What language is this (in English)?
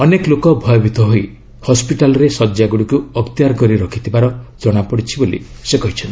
Odia